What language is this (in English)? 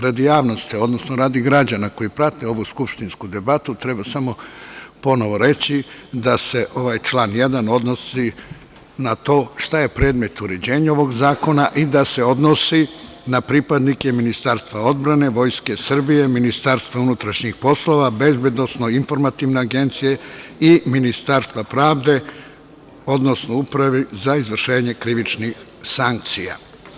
Serbian